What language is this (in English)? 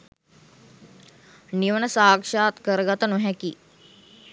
Sinhala